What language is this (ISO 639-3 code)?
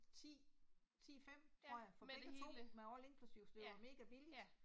dan